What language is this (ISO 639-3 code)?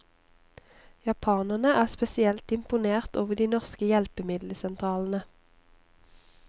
nor